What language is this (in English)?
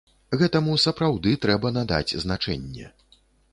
Belarusian